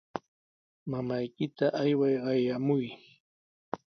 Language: Sihuas Ancash Quechua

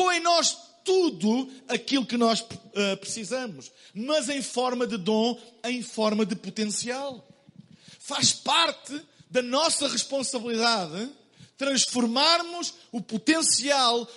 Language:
Portuguese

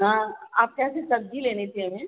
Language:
Hindi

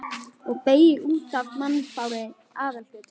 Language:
Icelandic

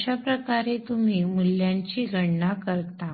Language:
Marathi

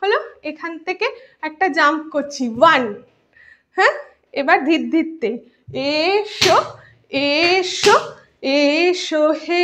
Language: Bangla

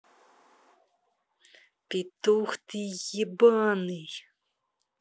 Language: Russian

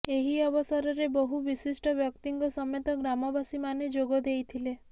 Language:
Odia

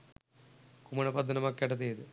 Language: Sinhala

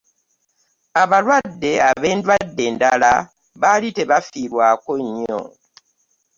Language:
Ganda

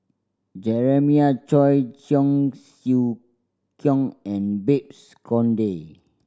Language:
English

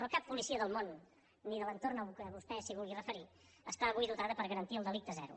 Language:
Catalan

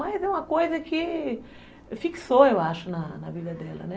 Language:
Portuguese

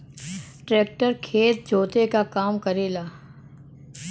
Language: Bhojpuri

